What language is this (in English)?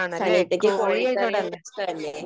Malayalam